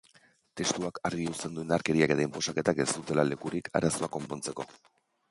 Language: Basque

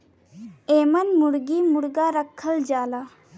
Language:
Bhojpuri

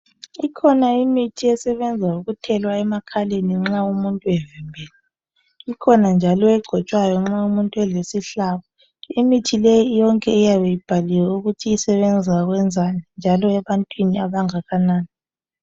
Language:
North Ndebele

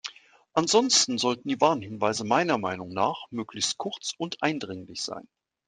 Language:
German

